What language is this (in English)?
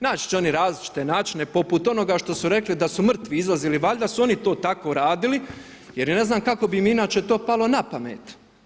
Croatian